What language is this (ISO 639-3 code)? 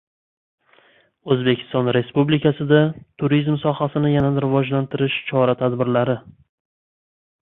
uzb